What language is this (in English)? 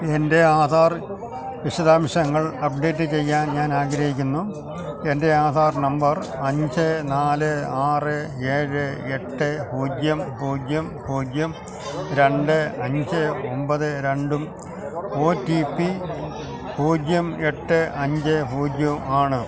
Malayalam